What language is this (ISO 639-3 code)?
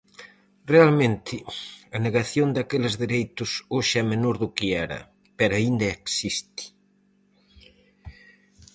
glg